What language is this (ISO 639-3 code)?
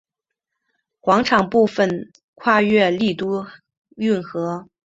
zho